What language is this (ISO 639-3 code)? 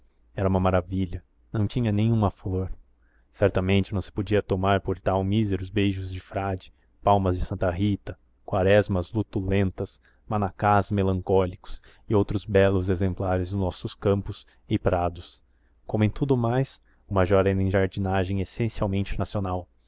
por